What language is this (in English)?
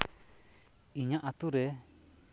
Santali